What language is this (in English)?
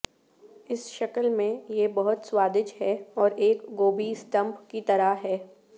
Urdu